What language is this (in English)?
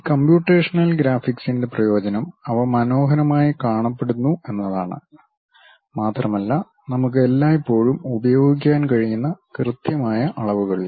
Malayalam